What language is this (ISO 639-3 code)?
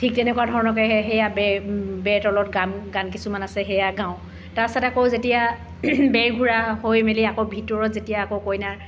asm